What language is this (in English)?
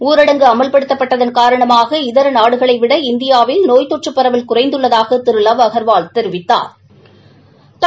Tamil